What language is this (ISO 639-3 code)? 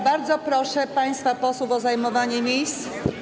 pol